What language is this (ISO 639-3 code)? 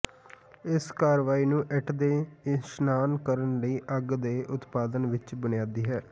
pan